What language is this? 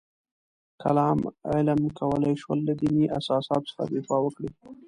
Pashto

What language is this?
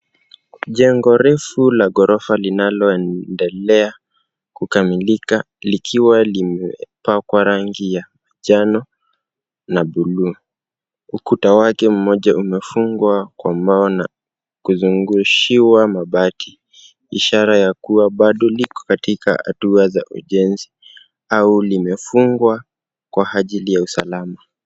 Swahili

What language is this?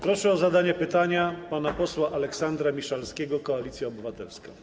Polish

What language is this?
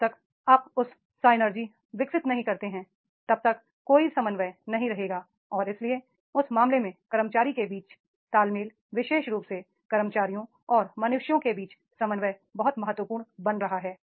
Hindi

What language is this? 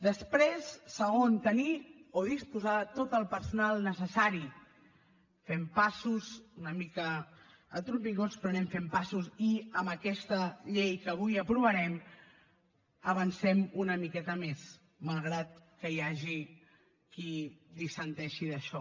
Catalan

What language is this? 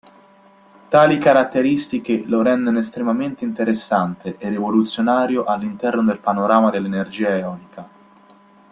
Italian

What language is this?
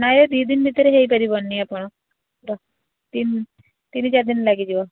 Odia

